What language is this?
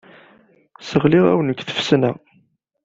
Kabyle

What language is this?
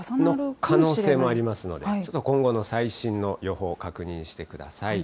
Japanese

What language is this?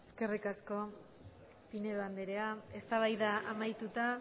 Basque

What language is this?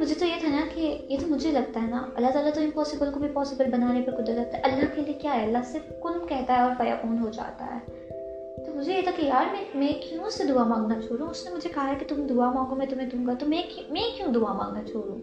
Urdu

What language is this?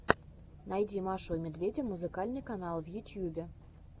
Russian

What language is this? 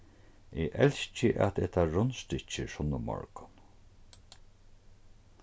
Faroese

